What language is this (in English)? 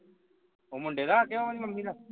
Punjabi